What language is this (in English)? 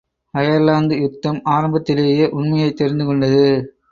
Tamil